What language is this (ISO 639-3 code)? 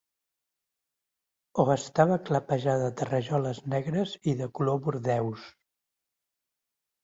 cat